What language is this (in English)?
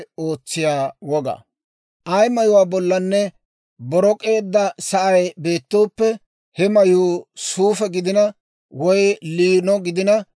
Dawro